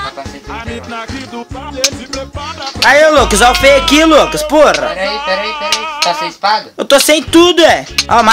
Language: Portuguese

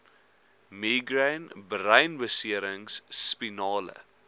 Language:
Afrikaans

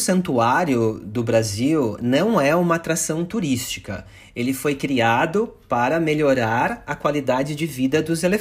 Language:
Portuguese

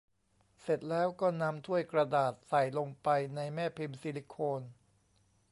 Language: Thai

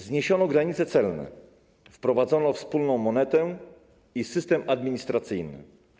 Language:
Polish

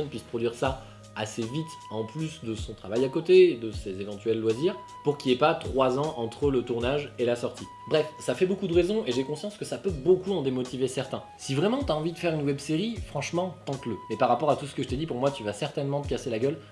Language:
French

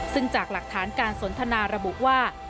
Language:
Thai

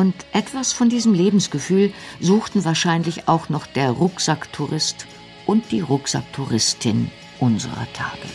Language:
German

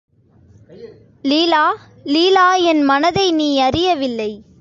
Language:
Tamil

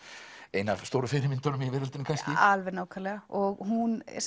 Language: Icelandic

